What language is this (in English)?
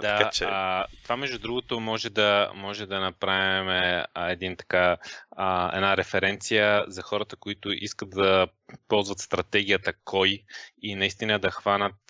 Bulgarian